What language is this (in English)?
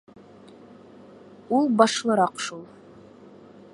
Bashkir